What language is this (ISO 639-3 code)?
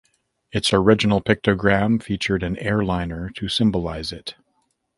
eng